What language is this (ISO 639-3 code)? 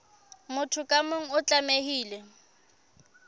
sot